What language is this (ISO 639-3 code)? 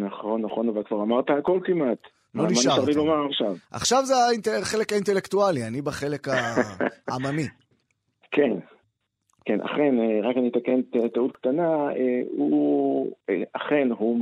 heb